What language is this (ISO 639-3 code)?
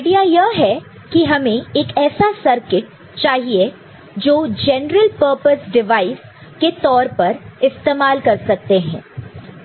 hin